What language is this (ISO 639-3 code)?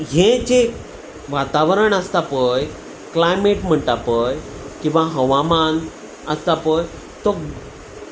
kok